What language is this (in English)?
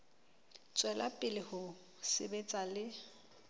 Southern Sotho